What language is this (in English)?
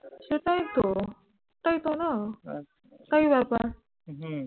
Bangla